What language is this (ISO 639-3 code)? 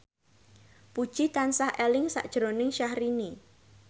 jav